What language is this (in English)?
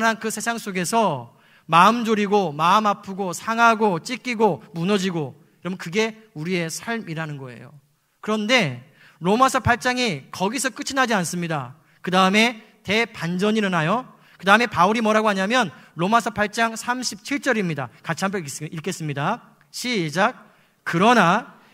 Korean